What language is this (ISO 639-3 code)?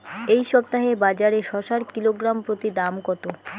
ben